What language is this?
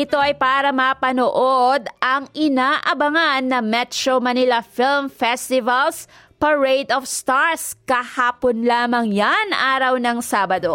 Filipino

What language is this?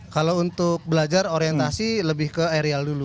Indonesian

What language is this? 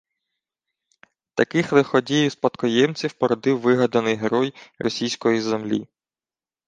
Ukrainian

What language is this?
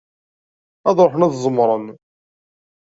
Kabyle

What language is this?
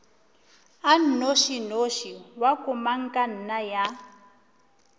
Northern Sotho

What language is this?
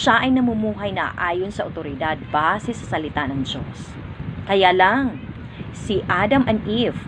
Filipino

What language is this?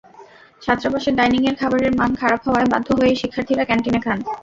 Bangla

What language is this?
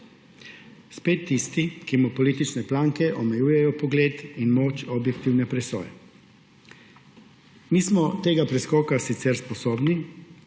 Slovenian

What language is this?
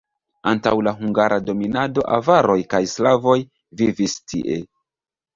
Esperanto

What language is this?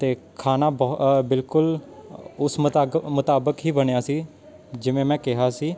Punjabi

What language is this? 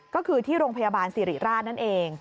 Thai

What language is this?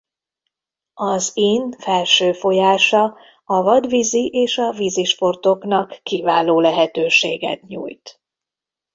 Hungarian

